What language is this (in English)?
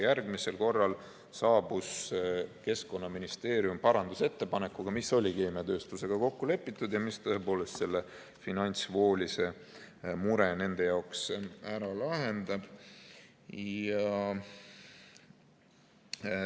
Estonian